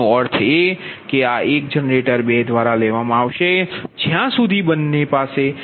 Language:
Gujarati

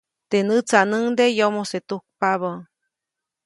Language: Copainalá Zoque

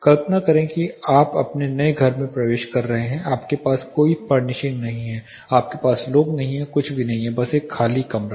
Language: Hindi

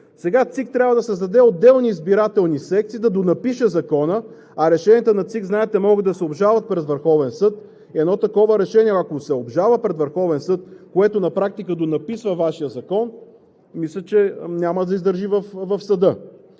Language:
Bulgarian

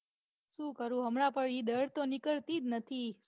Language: Gujarati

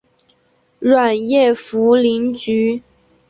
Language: Chinese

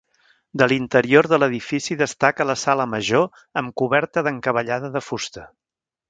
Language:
Catalan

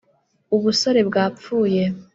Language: Kinyarwanda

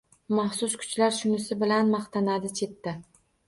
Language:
Uzbek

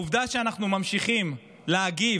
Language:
Hebrew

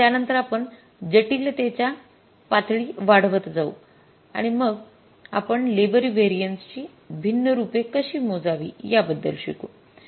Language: Marathi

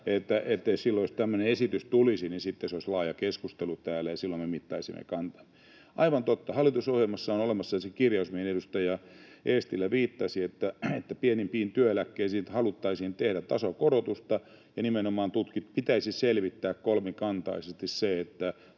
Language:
Finnish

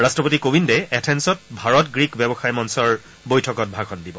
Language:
Assamese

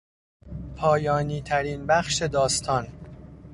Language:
Persian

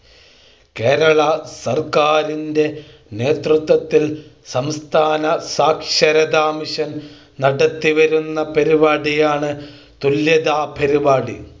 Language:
Malayalam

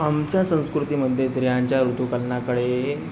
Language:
Marathi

